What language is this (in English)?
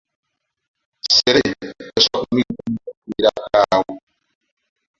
Ganda